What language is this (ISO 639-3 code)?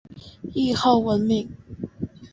zho